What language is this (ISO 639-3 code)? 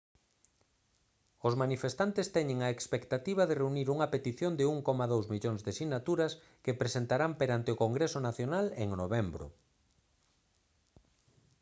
glg